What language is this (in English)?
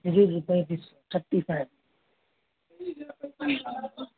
Urdu